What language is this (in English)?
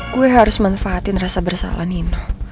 Indonesian